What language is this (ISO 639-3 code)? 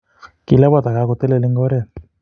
kln